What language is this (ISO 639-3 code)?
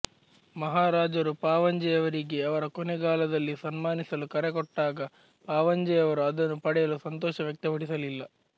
kan